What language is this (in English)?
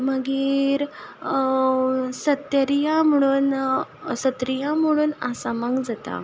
Konkani